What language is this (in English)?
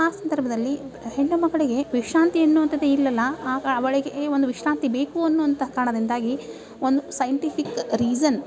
Kannada